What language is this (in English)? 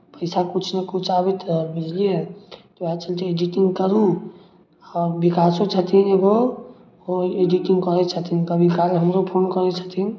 Maithili